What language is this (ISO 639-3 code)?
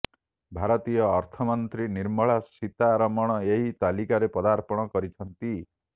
ori